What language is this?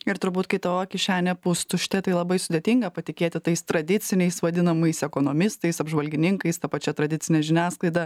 Lithuanian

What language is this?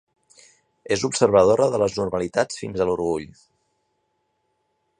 Catalan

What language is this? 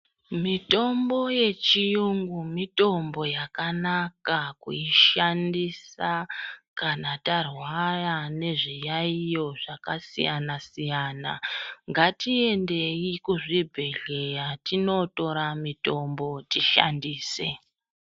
Ndau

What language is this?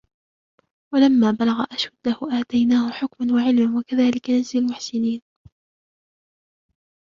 Arabic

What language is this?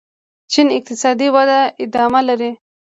Pashto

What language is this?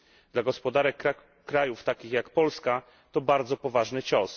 Polish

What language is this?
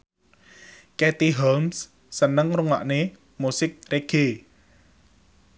Javanese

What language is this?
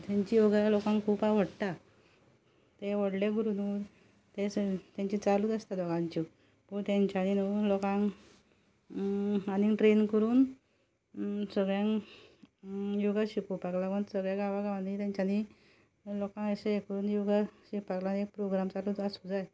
Konkani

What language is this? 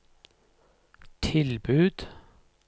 Norwegian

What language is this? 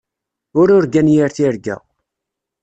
Kabyle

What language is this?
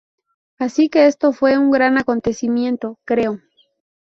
Spanish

